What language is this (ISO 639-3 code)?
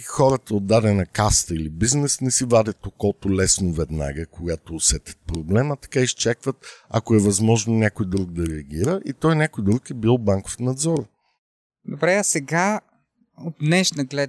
bul